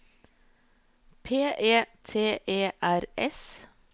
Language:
Norwegian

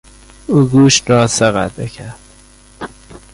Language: Persian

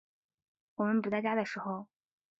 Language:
Chinese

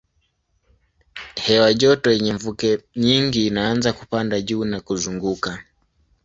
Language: Swahili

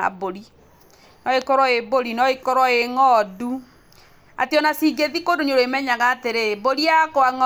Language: Kikuyu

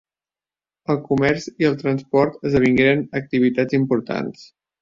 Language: Catalan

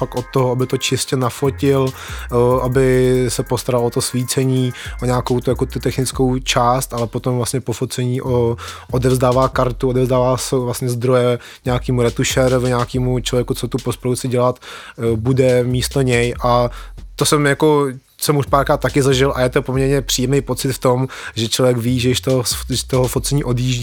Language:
Czech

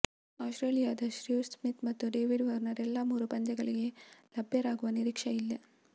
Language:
Kannada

